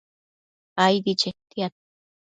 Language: Matsés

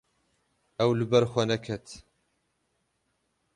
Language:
Kurdish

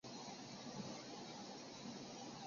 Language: Chinese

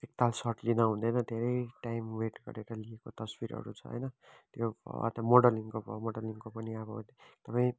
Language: Nepali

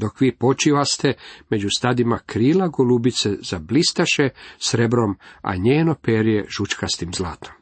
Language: Croatian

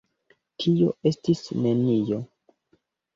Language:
Esperanto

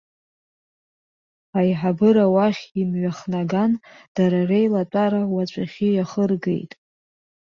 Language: Abkhazian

